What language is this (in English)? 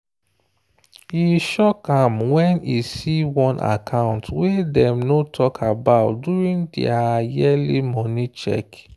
Nigerian Pidgin